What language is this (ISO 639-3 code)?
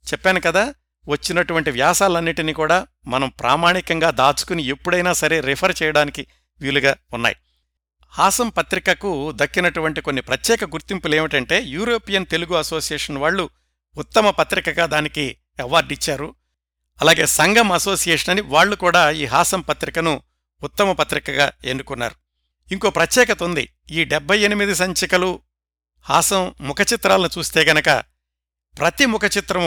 tel